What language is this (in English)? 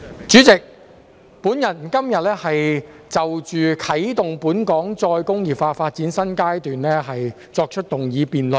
Cantonese